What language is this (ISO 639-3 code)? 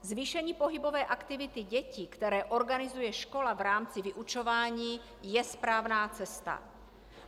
ces